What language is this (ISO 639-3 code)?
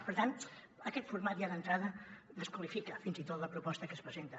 cat